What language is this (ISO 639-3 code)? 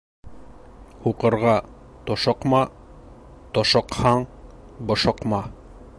bak